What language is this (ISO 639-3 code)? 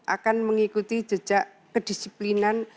ind